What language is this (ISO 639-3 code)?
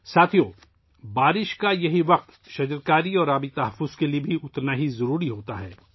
urd